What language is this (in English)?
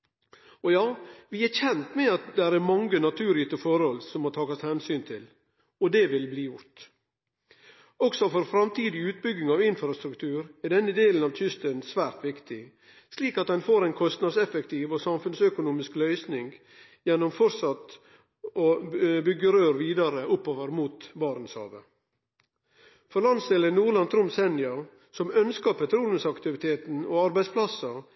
Norwegian Nynorsk